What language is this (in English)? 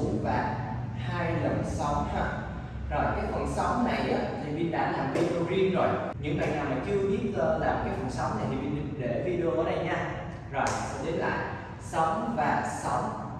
Vietnamese